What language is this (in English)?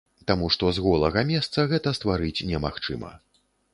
Belarusian